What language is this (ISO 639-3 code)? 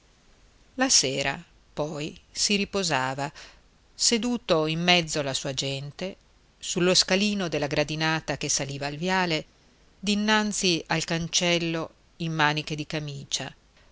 ita